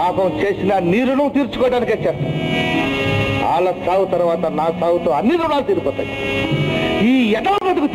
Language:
Telugu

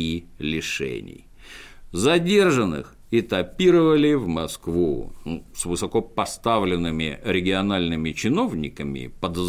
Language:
Russian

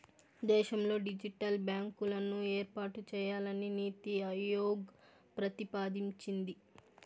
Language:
Telugu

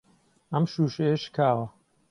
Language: Central Kurdish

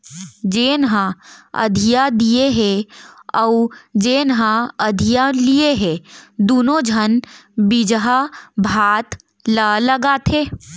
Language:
Chhattisgarhi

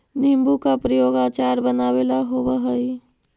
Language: Magahi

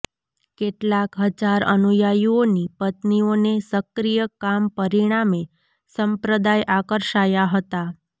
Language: Gujarati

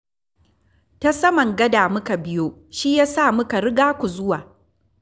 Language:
Hausa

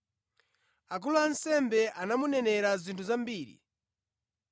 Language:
Nyanja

